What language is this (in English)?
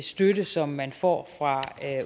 Danish